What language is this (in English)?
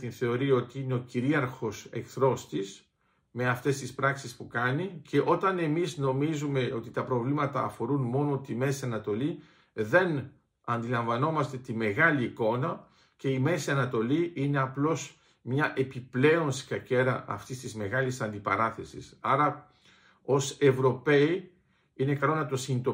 Greek